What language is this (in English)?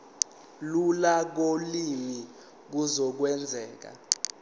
Zulu